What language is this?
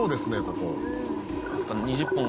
Japanese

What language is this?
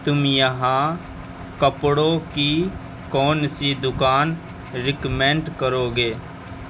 Urdu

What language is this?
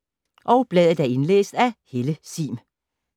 Danish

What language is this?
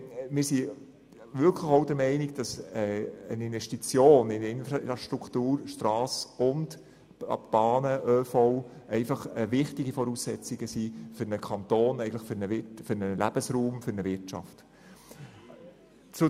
Swiss German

